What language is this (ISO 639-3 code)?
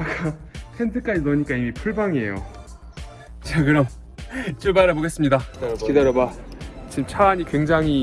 kor